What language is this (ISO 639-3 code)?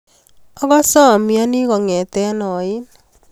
kln